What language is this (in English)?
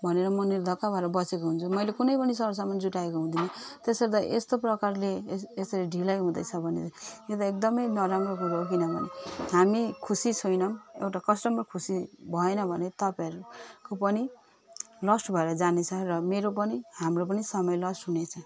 Nepali